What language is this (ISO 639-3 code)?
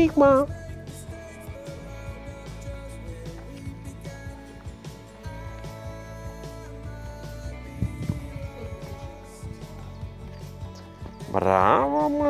ron